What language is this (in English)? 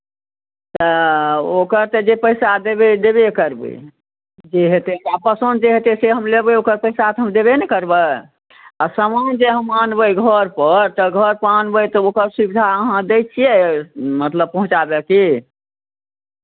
Maithili